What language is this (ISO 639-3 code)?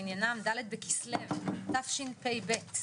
heb